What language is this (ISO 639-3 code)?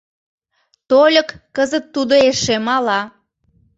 chm